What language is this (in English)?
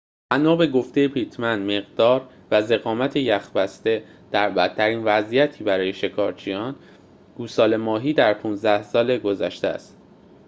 Persian